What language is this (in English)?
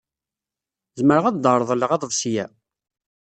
Kabyle